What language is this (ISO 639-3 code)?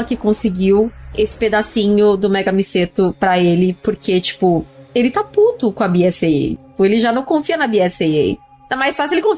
por